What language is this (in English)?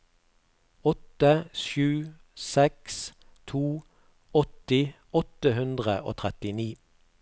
Norwegian